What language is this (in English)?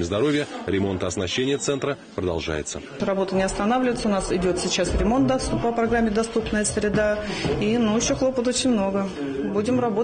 Russian